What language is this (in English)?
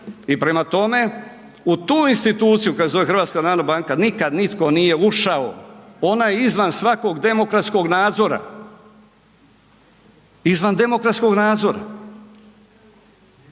Croatian